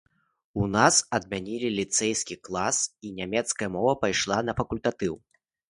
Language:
Belarusian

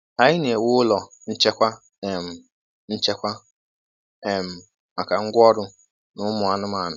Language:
Igbo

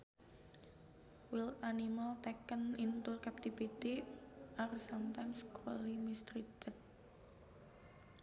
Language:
Sundanese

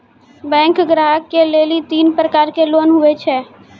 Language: Maithili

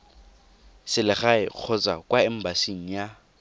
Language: Tswana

